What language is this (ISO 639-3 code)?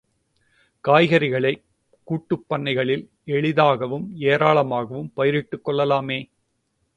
tam